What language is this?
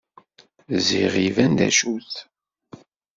Kabyle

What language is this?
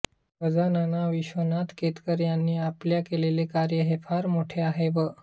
Marathi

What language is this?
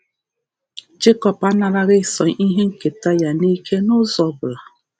Igbo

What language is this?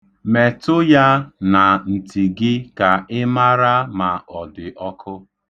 Igbo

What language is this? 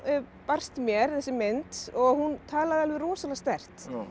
Icelandic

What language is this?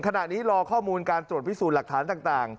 Thai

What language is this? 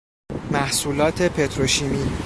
Persian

